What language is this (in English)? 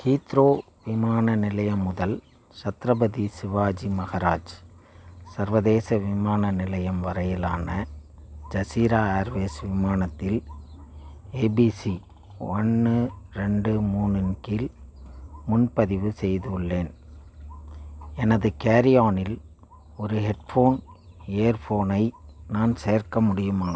Tamil